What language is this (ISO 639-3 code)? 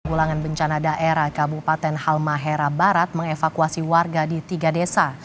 ind